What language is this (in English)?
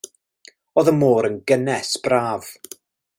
Welsh